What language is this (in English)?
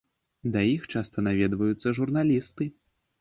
Belarusian